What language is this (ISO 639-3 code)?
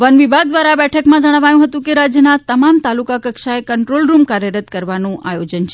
guj